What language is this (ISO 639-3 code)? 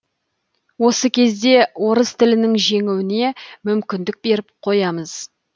kaz